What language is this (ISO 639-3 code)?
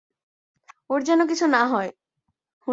ben